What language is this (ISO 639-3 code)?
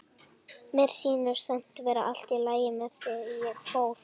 isl